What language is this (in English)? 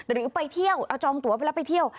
Thai